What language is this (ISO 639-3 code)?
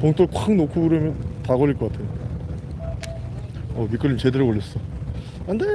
kor